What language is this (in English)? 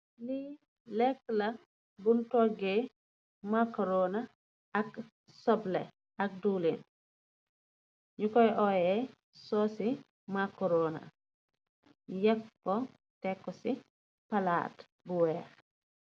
Wolof